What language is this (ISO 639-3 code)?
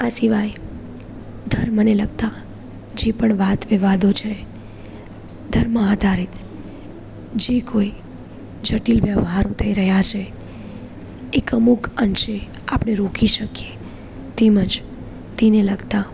guj